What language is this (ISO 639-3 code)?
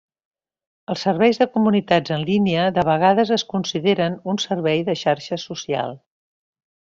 cat